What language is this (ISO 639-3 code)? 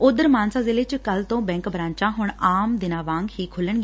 pan